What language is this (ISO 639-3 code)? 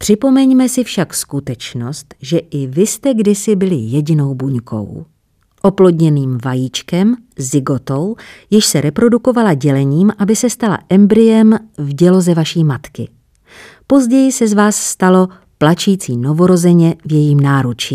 ces